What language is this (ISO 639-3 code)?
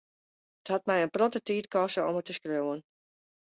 fry